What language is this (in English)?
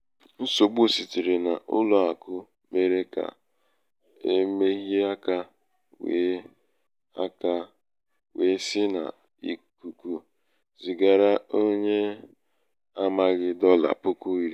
Igbo